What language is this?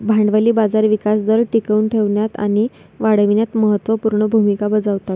Marathi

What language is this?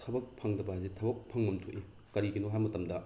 Manipuri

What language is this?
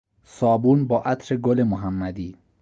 Persian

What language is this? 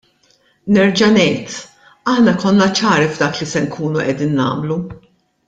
Maltese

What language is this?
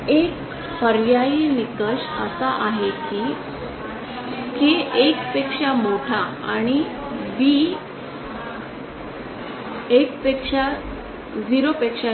Marathi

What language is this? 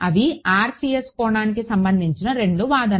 Telugu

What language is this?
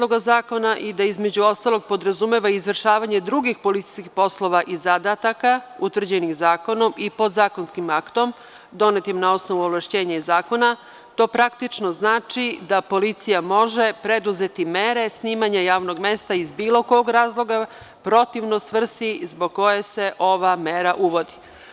Serbian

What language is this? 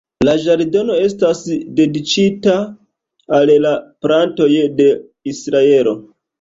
Esperanto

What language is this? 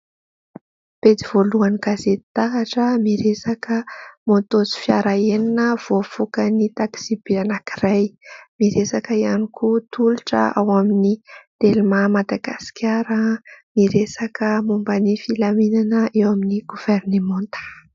Malagasy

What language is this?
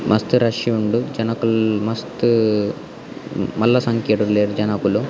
Tulu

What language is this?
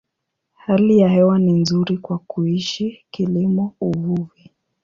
Swahili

